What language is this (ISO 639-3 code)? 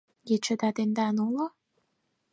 chm